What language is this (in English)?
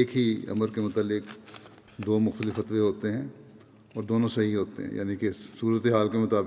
Urdu